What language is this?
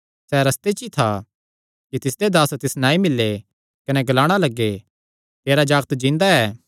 Kangri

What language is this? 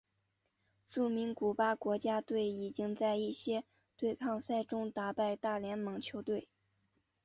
Chinese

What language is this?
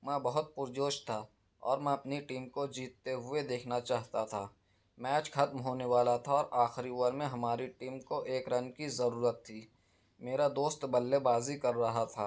Urdu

